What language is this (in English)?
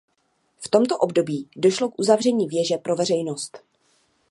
Czech